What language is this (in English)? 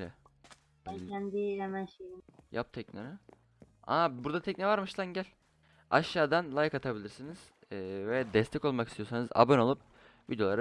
Turkish